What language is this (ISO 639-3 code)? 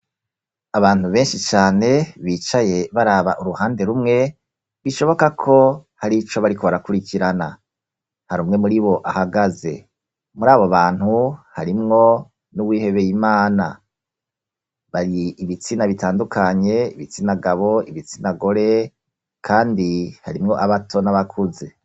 run